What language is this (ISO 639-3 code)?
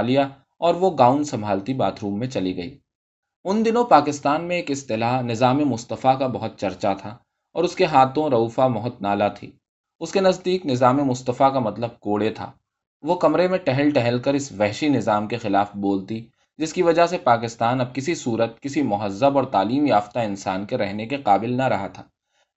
urd